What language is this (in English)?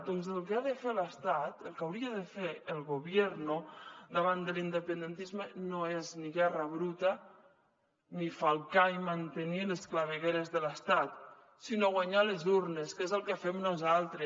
Catalan